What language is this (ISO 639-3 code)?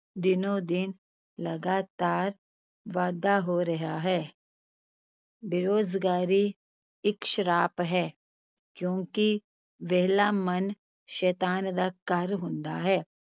pan